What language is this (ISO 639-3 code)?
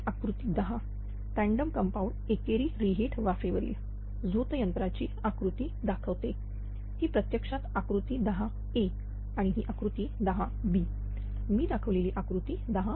mar